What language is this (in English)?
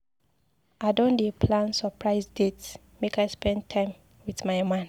Nigerian Pidgin